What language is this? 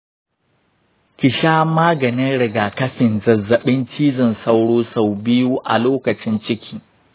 Hausa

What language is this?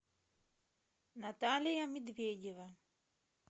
Russian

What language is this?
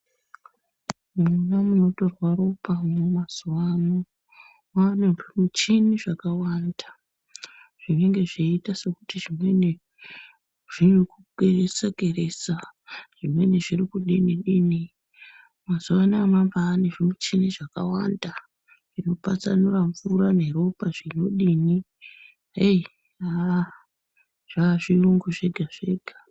Ndau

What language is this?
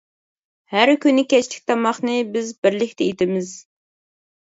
Uyghur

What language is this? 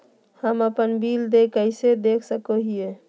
Magahi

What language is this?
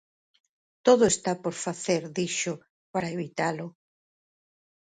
Galician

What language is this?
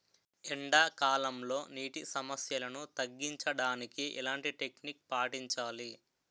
Telugu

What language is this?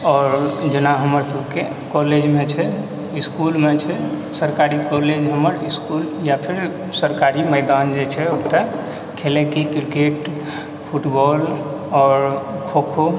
Maithili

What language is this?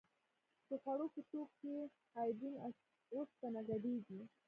Pashto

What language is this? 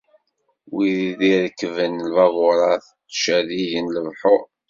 Kabyle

